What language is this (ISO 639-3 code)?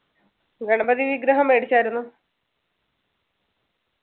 mal